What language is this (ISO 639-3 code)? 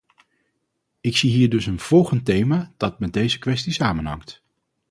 nld